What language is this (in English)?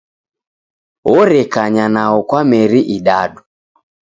Taita